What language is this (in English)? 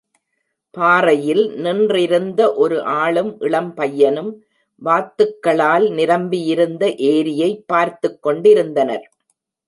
Tamil